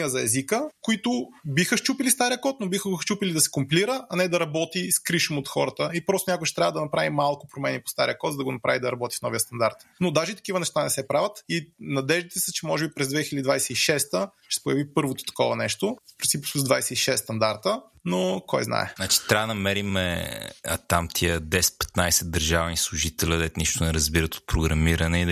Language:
Bulgarian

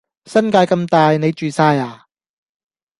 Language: Cantonese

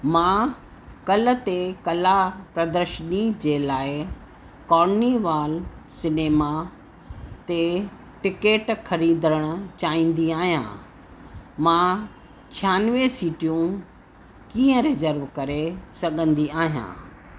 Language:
Sindhi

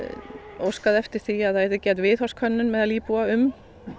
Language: Icelandic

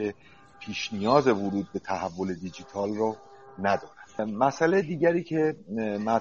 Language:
Persian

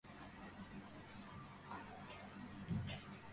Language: Georgian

